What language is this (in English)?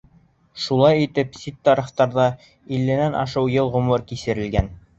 Bashkir